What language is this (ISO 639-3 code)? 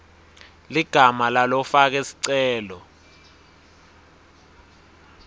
ssw